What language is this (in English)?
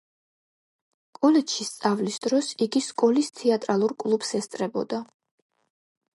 Georgian